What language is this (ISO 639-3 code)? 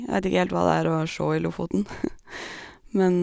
nor